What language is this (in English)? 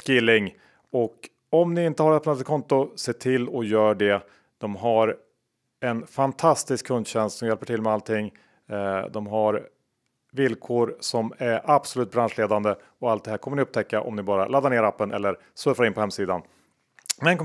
Swedish